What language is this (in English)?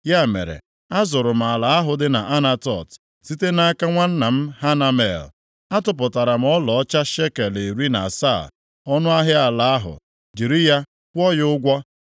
Igbo